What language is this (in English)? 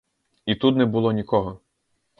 Ukrainian